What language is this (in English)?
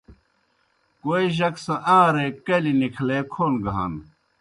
Kohistani Shina